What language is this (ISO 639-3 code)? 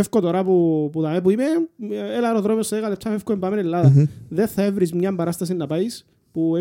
ell